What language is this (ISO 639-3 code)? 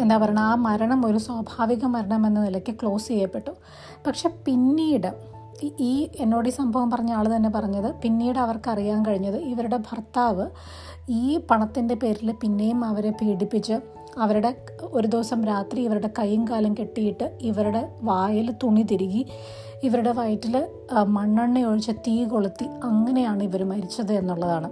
mal